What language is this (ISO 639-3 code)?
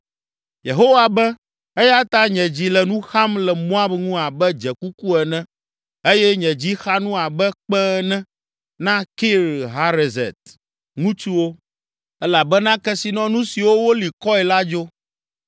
ewe